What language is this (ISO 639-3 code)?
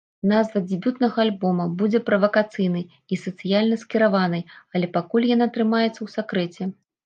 bel